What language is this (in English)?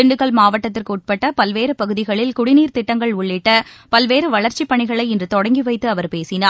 Tamil